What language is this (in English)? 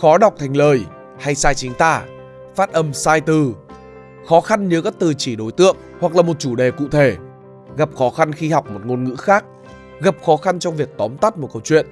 Vietnamese